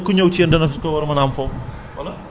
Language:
Wolof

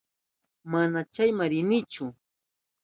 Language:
Southern Pastaza Quechua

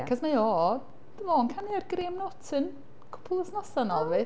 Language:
Welsh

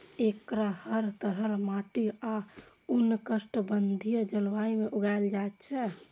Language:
Maithili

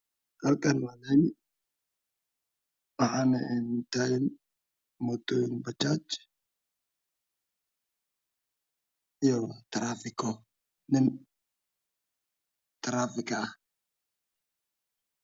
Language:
Somali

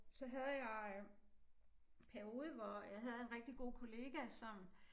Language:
Danish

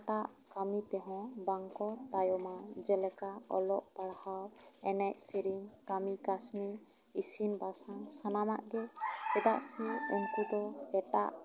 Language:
Santali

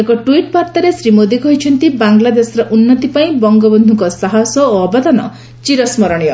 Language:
Odia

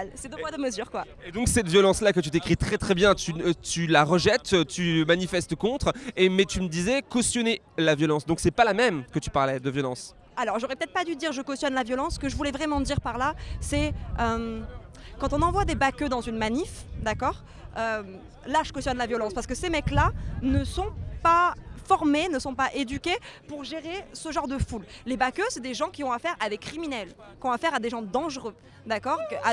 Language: French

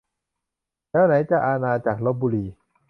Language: Thai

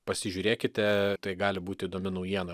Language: Lithuanian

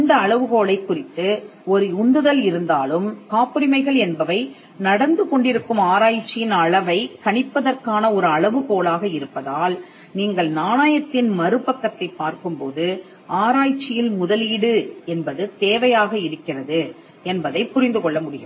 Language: Tamil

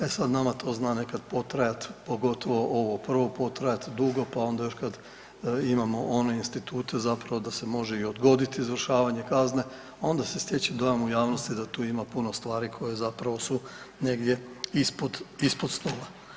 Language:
Croatian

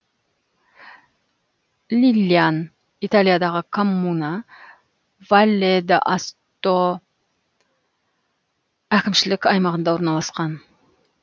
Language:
Kazakh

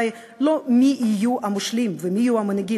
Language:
Hebrew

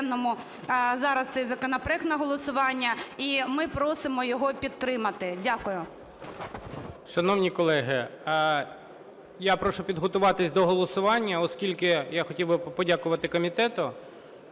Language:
Ukrainian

